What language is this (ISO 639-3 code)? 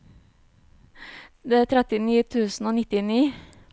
nor